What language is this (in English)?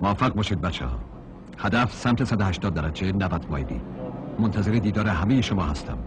Persian